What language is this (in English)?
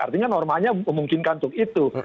Indonesian